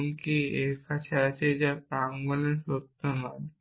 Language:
Bangla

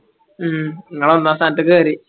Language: Malayalam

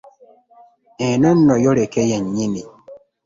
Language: Ganda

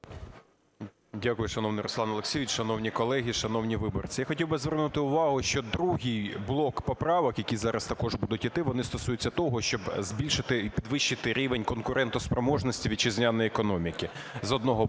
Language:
Ukrainian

